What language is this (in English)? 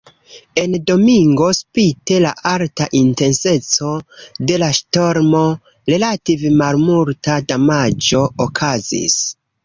Esperanto